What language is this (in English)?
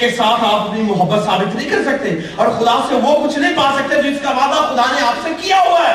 Urdu